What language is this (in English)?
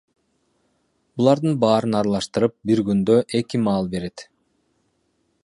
Kyrgyz